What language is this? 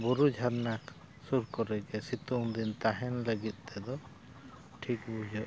Santali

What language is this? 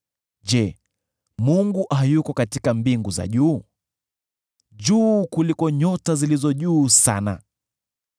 Swahili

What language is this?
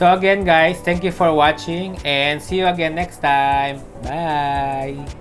Filipino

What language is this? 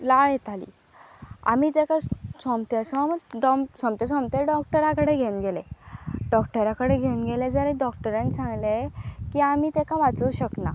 Konkani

